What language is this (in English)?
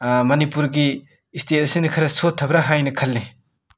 Manipuri